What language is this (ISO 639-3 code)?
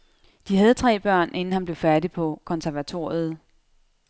dan